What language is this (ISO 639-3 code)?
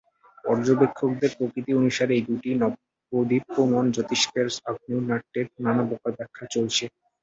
ben